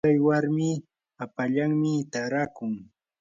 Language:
Yanahuanca Pasco Quechua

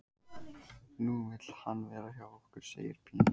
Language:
Icelandic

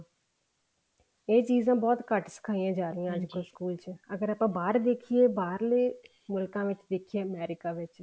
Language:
Punjabi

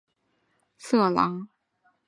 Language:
Chinese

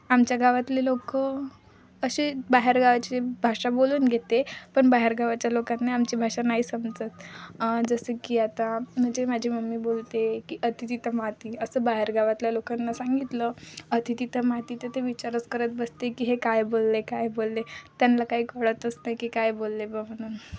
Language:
Marathi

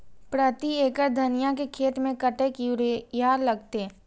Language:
Maithili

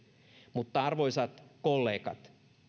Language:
Finnish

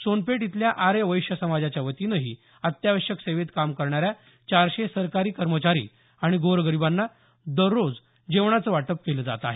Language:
Marathi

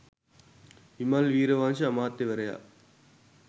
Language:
Sinhala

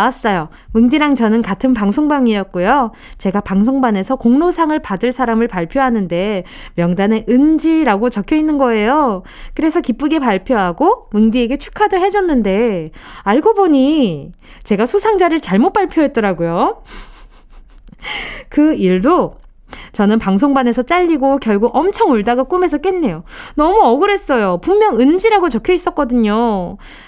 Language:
Korean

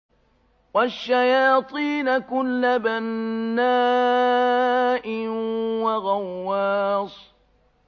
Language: Arabic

